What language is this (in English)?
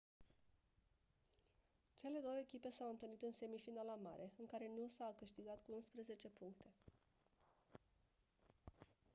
Romanian